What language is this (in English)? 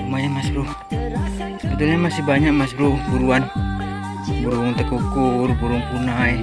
Indonesian